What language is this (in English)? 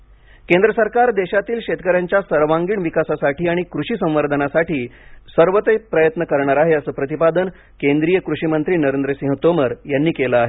Marathi